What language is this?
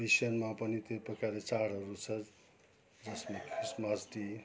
Nepali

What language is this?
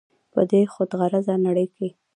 Pashto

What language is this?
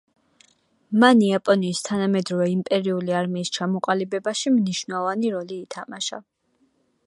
Georgian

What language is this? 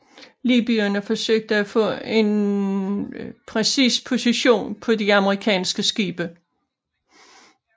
Danish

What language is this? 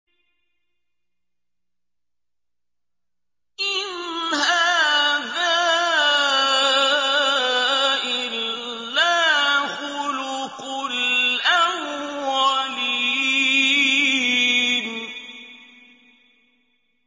Arabic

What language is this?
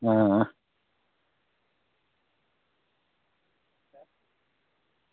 Dogri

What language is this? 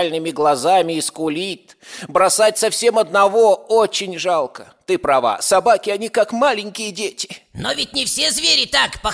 Russian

